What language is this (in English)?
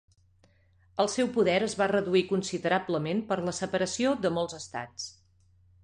Catalan